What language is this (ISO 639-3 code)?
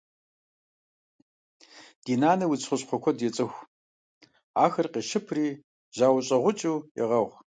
kbd